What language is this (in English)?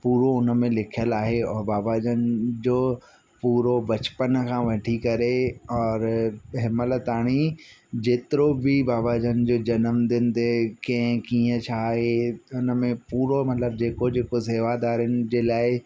Sindhi